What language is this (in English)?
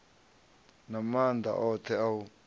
Venda